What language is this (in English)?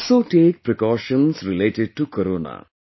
English